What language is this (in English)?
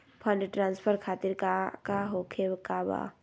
Magahi